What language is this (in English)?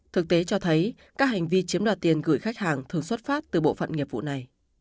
Vietnamese